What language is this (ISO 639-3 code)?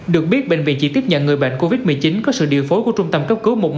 vie